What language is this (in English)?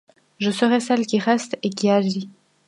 French